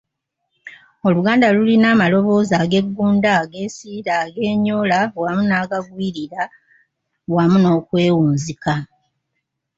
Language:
Ganda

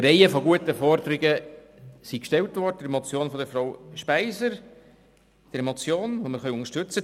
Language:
Swiss German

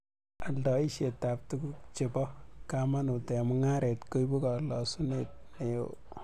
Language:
Kalenjin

